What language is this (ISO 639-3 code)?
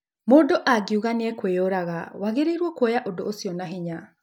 kik